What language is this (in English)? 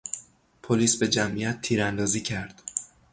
Persian